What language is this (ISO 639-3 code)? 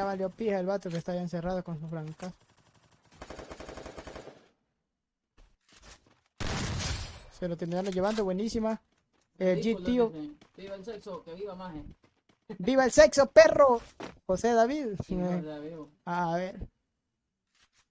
spa